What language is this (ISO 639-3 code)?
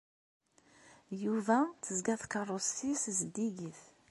kab